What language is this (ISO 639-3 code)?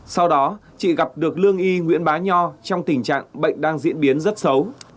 vie